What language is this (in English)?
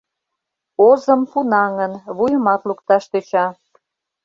Mari